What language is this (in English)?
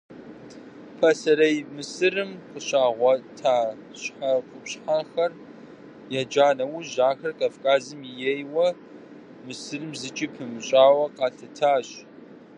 Kabardian